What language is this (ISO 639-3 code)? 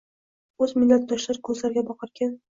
uzb